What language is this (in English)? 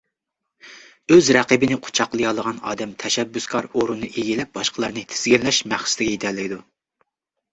Uyghur